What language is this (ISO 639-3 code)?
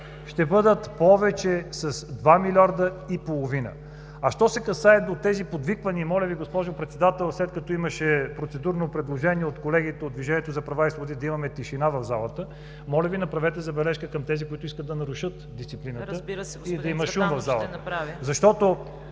bul